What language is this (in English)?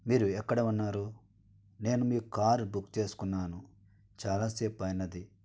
Telugu